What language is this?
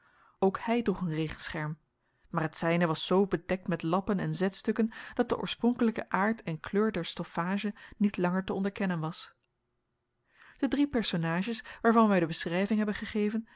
Dutch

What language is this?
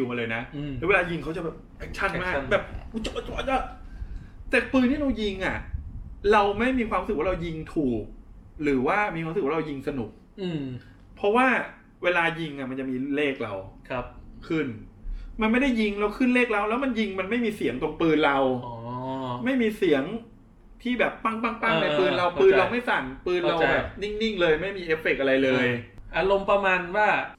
Thai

